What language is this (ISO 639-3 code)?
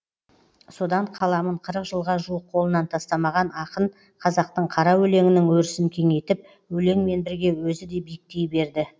kaz